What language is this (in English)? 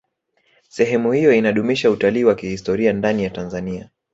Swahili